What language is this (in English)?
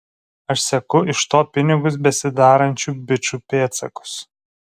Lithuanian